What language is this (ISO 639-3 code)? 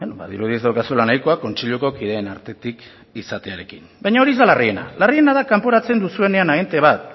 eus